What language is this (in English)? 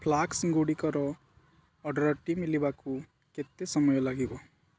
Odia